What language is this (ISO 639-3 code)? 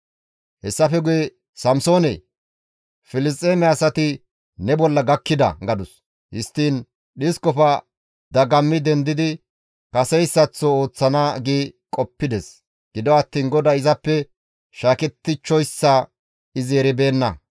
gmv